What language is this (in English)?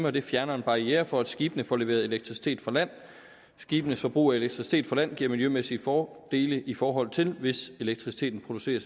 Danish